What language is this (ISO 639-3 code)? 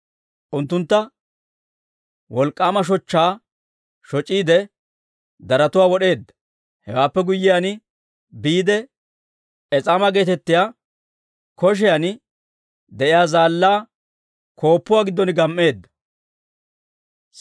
dwr